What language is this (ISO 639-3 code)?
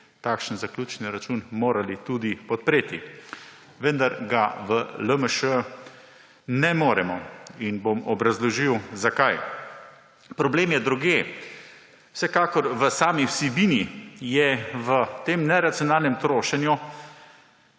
slv